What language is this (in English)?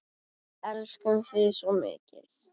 Icelandic